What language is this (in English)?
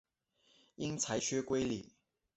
Chinese